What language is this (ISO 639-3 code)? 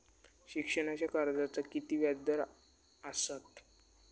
mar